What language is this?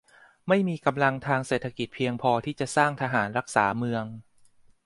Thai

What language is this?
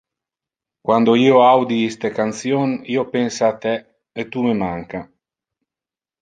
Interlingua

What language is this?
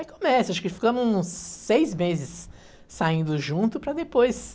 Portuguese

